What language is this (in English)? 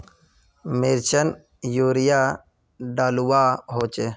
Magahi